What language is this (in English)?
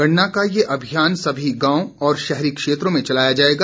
Hindi